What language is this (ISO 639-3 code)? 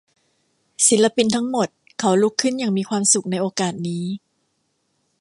tha